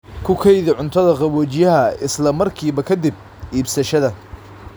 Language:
Somali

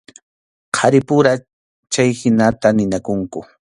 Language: Arequipa-La Unión Quechua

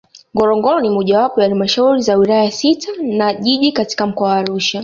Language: Swahili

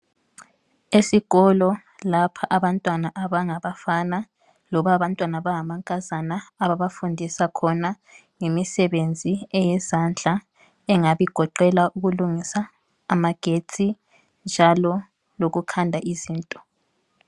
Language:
North Ndebele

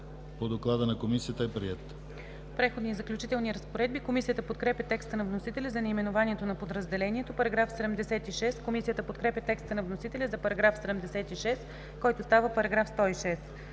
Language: Bulgarian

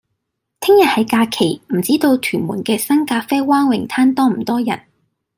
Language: Cantonese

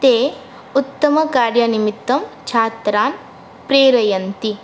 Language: Sanskrit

